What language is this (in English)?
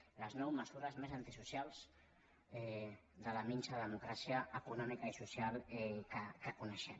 Catalan